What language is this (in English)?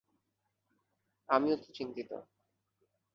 Bangla